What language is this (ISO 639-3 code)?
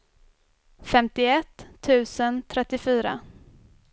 swe